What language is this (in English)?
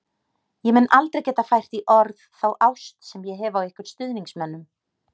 Icelandic